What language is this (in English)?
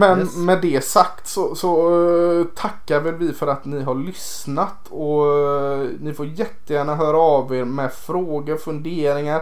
Swedish